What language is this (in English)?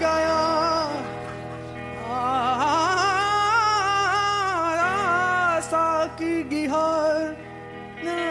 Persian